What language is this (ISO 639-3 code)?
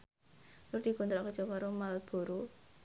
jav